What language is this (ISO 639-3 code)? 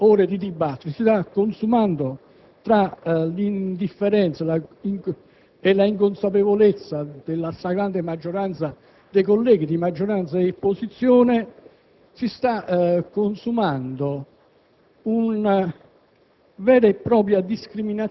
ita